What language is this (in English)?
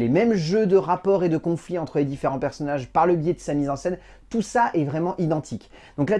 French